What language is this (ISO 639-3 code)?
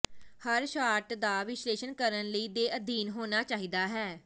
pan